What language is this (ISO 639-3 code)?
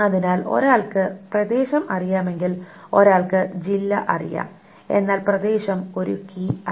mal